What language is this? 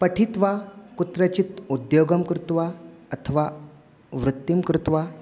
Sanskrit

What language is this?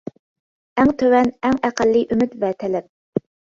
Uyghur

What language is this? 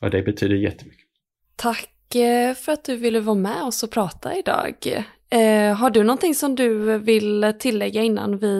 Swedish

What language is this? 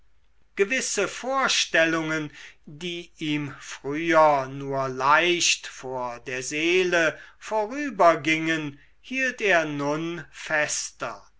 German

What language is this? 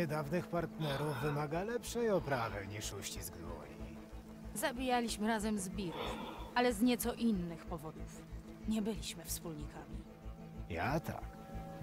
Polish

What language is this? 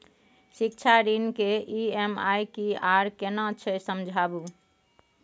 Maithili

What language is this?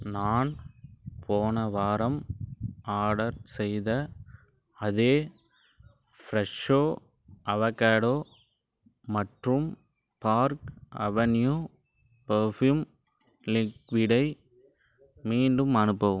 Tamil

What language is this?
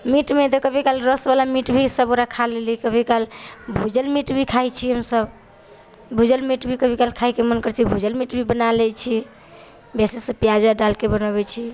Maithili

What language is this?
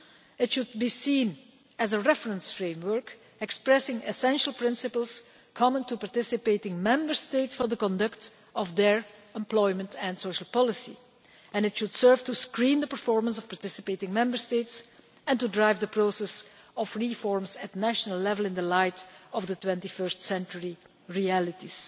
English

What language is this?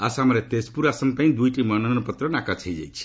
Odia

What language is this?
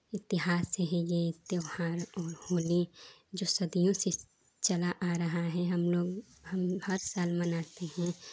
Hindi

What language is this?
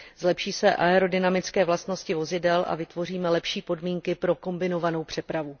Czech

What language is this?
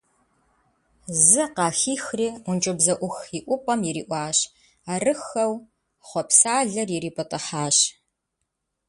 Kabardian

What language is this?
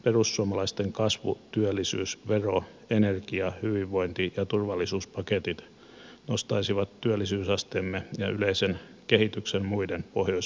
Finnish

